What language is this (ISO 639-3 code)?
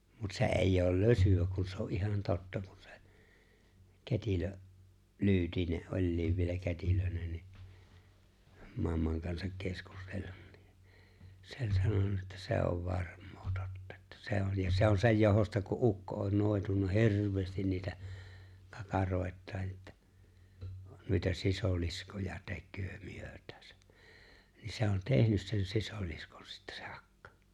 fin